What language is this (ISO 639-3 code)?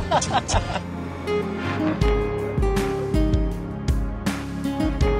tur